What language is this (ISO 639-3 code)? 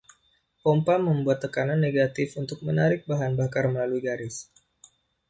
ind